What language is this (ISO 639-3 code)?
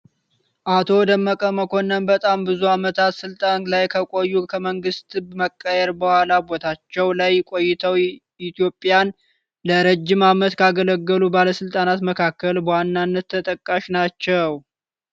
amh